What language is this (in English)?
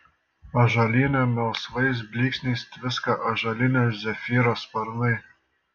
Lithuanian